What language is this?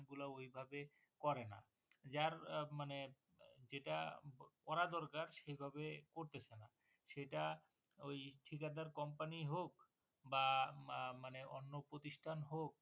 Bangla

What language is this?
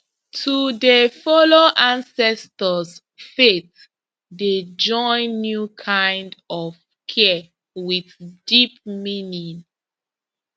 Nigerian Pidgin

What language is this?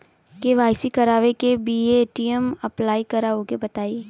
Bhojpuri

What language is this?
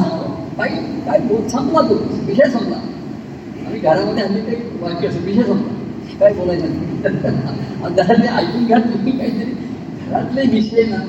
Marathi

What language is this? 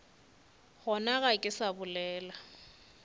Northern Sotho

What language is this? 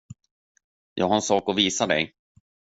Swedish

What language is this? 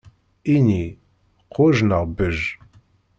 Kabyle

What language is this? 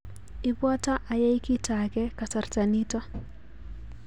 Kalenjin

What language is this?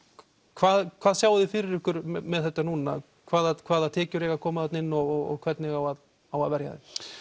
Icelandic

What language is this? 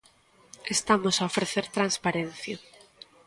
Galician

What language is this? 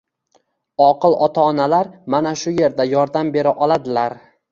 Uzbek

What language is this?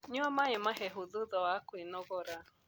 Kikuyu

